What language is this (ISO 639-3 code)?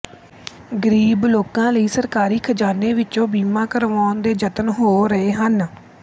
pan